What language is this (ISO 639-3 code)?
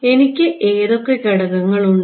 mal